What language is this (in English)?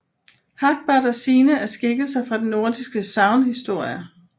Danish